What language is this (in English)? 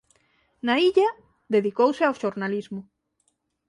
Galician